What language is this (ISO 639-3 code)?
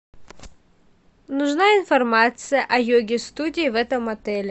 rus